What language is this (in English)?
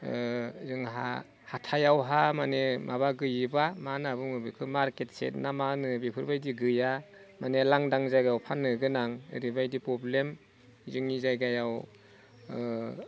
Bodo